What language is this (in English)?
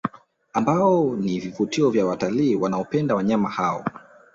Swahili